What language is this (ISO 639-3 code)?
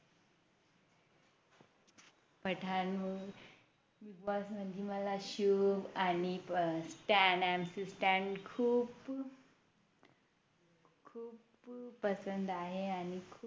mar